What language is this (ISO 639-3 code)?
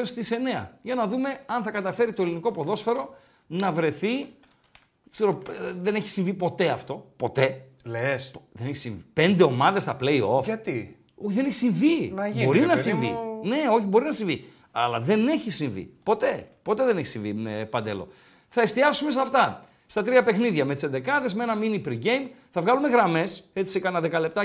ell